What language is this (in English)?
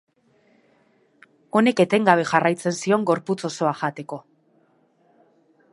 Basque